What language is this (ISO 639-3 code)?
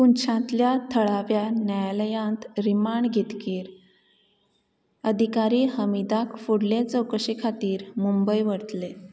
kok